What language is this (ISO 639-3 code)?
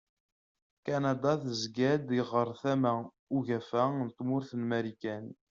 kab